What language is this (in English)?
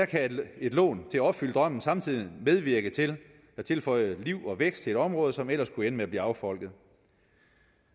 Danish